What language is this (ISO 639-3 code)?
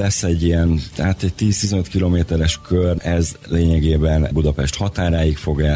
hun